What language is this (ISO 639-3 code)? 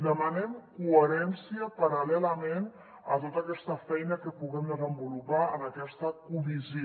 cat